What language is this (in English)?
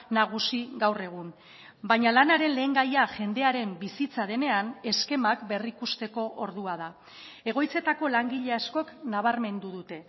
Basque